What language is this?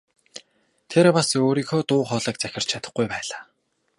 Mongolian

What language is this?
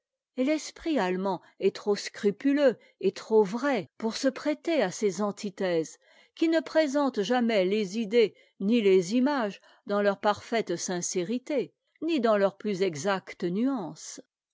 French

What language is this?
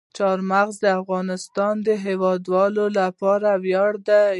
Pashto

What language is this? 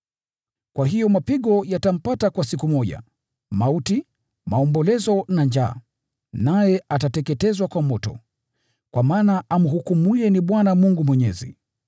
Swahili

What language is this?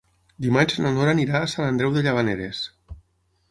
Catalan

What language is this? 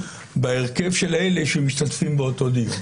Hebrew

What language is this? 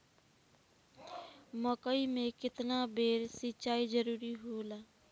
Bhojpuri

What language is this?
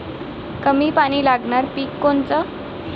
Marathi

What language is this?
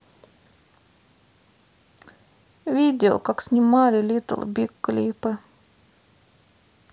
Russian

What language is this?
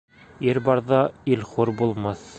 Bashkir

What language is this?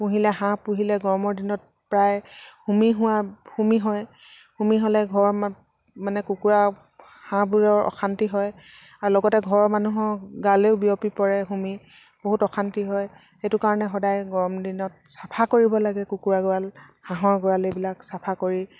Assamese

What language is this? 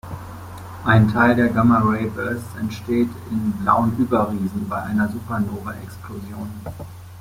German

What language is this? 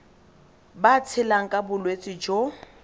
Tswana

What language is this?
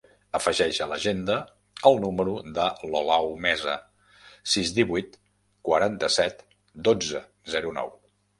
Catalan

